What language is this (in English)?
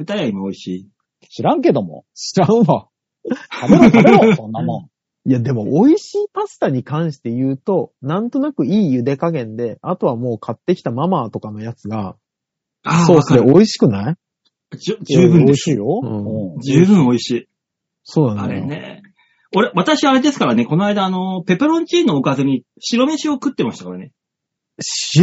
Japanese